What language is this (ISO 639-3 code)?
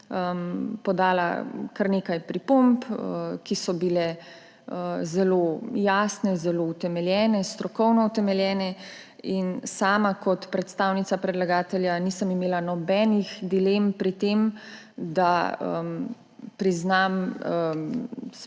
slv